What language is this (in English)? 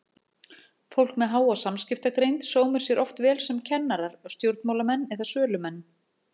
Icelandic